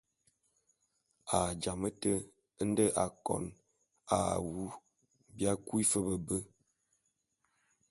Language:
Bulu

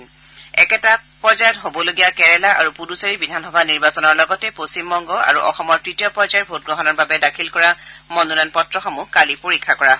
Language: Assamese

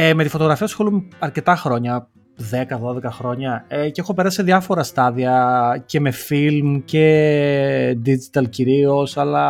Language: Greek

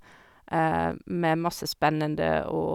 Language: Norwegian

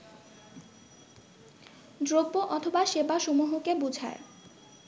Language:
Bangla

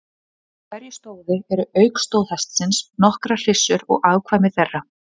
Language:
Icelandic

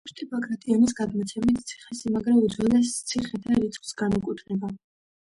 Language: Georgian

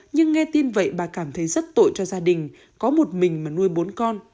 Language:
Vietnamese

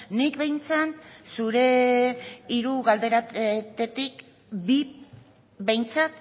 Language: Basque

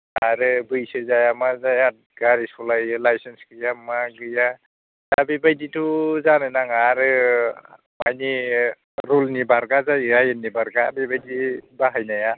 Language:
Bodo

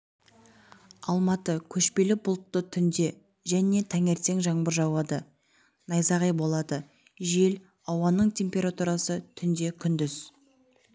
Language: Kazakh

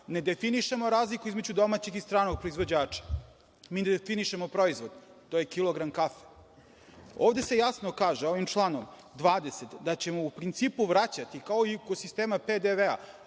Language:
Serbian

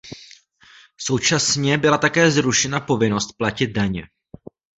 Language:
Czech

